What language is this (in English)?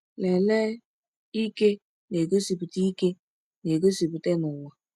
Igbo